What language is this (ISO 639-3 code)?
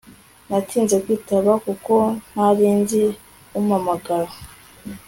kin